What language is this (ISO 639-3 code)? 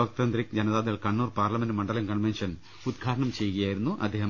mal